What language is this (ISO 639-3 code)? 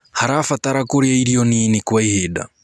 kik